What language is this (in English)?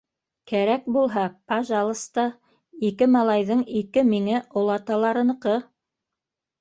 Bashkir